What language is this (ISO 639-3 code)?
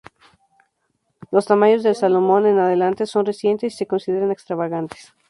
spa